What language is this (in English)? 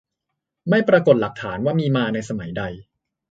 Thai